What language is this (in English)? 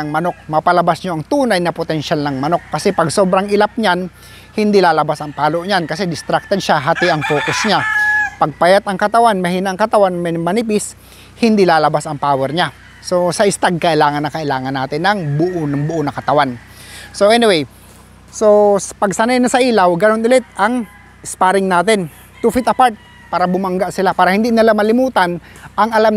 Filipino